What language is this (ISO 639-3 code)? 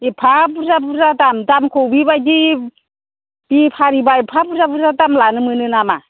brx